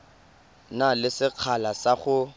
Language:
Tswana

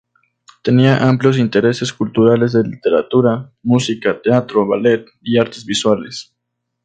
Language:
Spanish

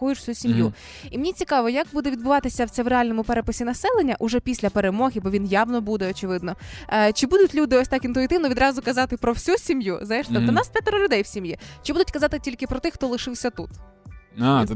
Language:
Ukrainian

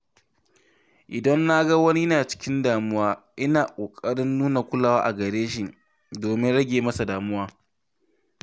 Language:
Hausa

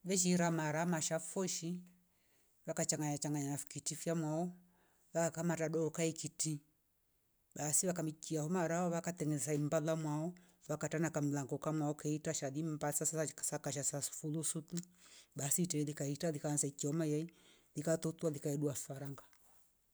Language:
Rombo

